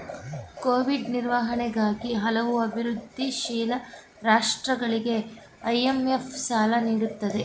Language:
Kannada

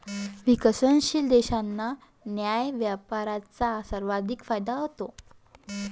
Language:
Marathi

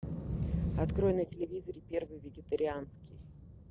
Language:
Russian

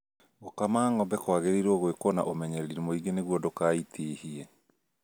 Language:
Kikuyu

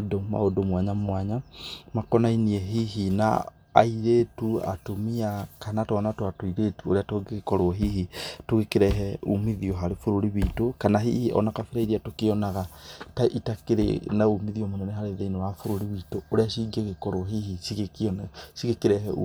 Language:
Kikuyu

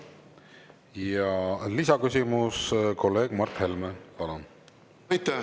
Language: Estonian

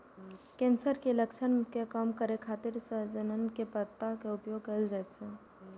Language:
Maithili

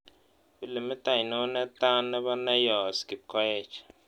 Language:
Kalenjin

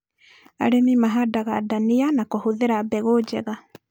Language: Kikuyu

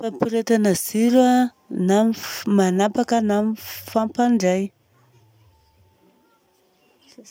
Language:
Southern Betsimisaraka Malagasy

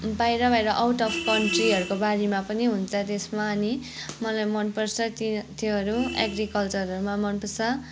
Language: Nepali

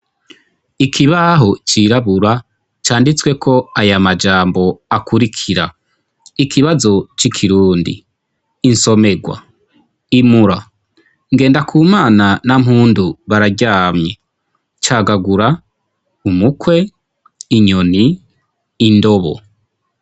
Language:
Rundi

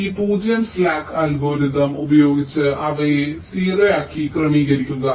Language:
Malayalam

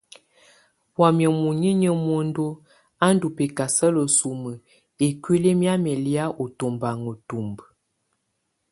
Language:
Tunen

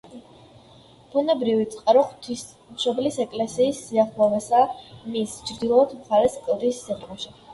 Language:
Georgian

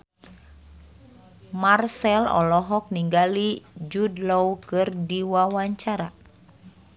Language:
Sundanese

